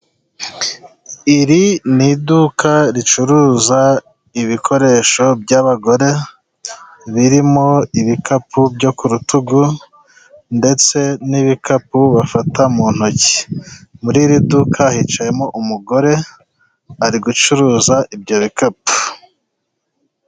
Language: Kinyarwanda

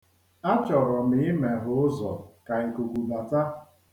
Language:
Igbo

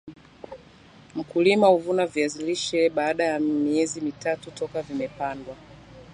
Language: Swahili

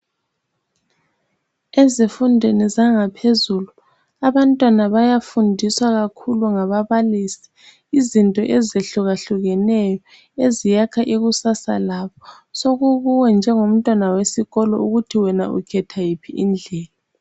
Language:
North Ndebele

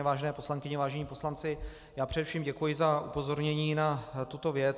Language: Czech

